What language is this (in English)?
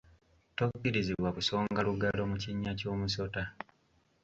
Ganda